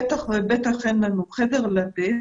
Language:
Hebrew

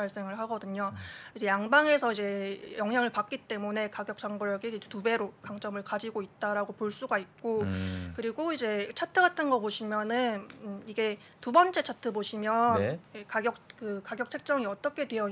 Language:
Korean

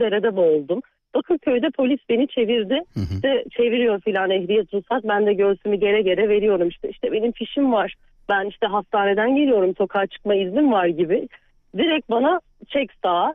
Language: Turkish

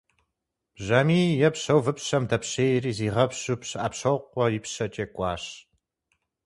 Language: Kabardian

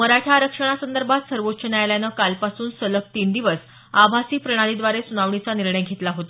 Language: Marathi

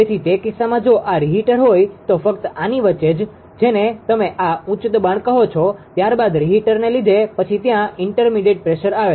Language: Gujarati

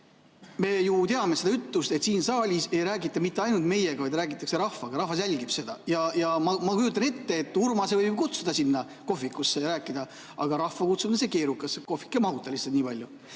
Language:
Estonian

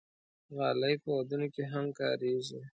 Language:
Pashto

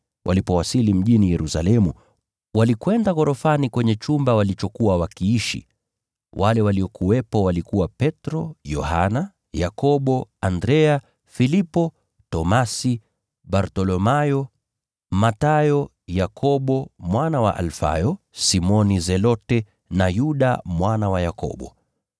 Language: Swahili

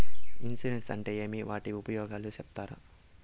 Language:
Telugu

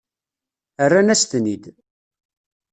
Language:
Kabyle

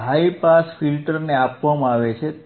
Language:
Gujarati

